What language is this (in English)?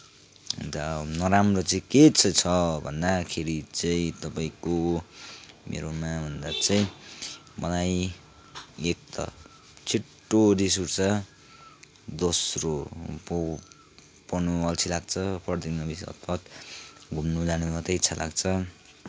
Nepali